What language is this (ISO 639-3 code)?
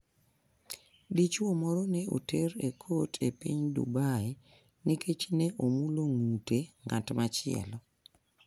luo